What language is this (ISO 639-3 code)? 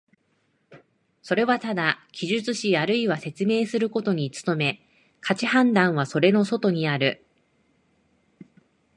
jpn